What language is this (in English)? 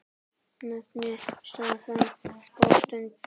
Icelandic